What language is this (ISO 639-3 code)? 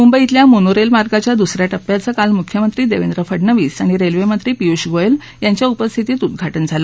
mar